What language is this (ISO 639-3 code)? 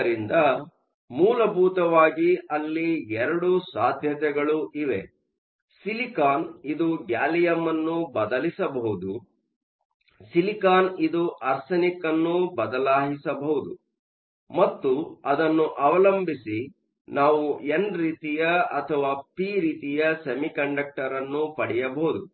kan